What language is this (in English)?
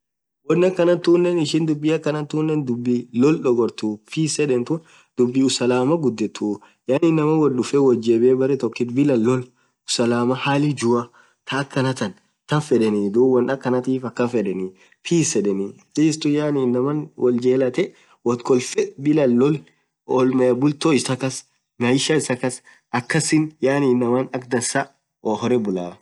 Orma